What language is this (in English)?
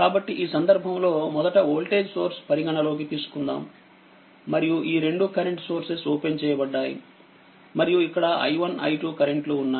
Telugu